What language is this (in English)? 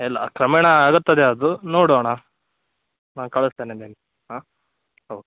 Kannada